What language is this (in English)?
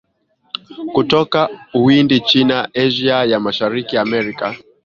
Swahili